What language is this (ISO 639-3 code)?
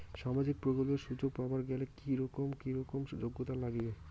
ben